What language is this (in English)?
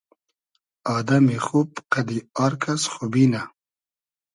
Hazaragi